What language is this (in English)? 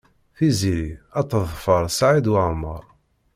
Kabyle